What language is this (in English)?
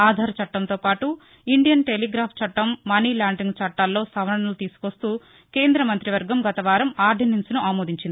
Telugu